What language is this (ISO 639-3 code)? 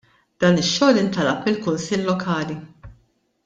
mlt